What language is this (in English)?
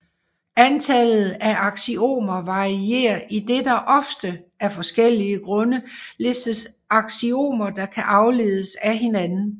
Danish